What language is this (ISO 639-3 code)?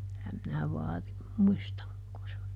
fin